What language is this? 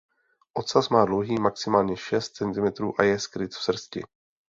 Czech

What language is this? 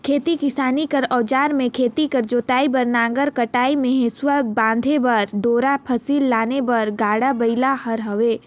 Chhattisgarhi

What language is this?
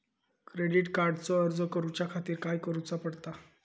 Marathi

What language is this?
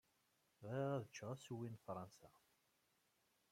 Kabyle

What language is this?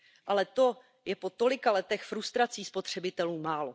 Czech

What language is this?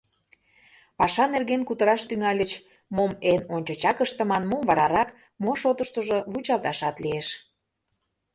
Mari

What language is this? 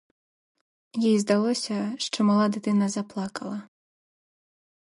Ukrainian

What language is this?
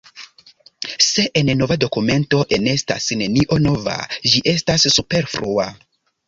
Esperanto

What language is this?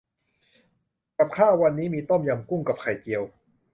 Thai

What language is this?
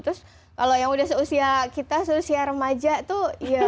Indonesian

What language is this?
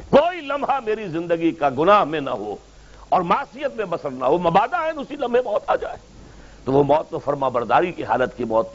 Urdu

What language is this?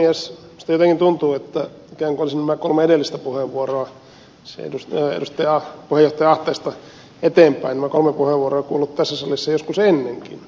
Finnish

